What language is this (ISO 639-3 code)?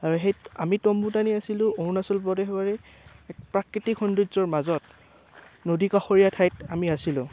asm